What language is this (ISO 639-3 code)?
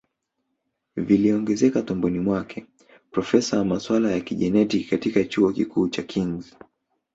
swa